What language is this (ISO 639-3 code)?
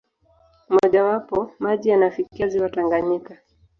swa